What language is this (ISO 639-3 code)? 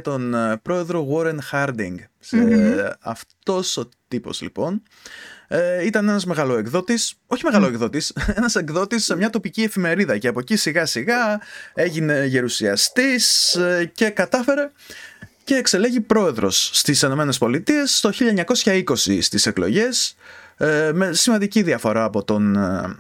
ell